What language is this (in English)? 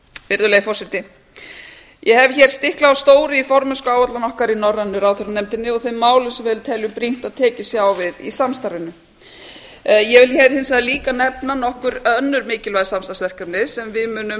Icelandic